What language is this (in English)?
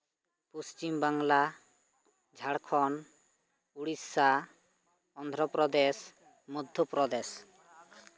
Santali